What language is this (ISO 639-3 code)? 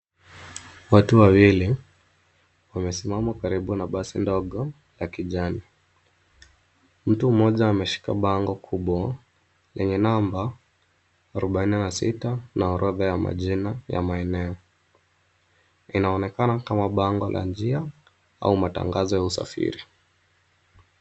swa